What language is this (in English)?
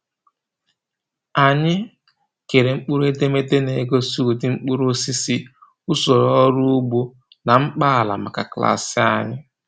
Igbo